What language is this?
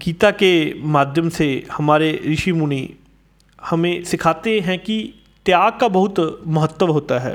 Hindi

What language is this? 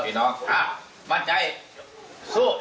Thai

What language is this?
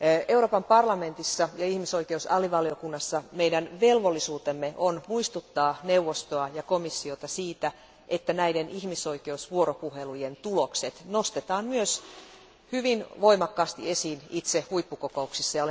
Finnish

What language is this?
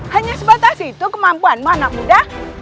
Indonesian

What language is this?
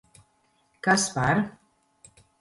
Latvian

